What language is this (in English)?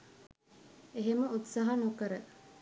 Sinhala